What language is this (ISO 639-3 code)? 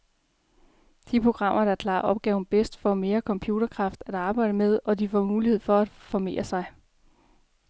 dan